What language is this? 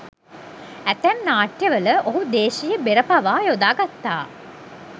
Sinhala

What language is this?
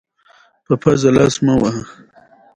Pashto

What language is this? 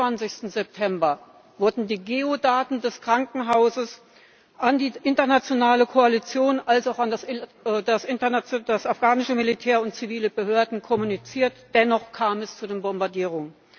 German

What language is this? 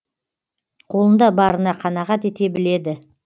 Kazakh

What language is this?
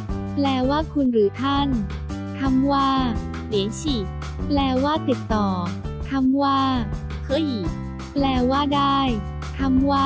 Thai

